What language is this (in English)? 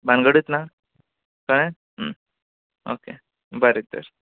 Konkani